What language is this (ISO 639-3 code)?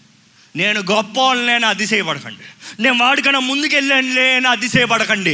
tel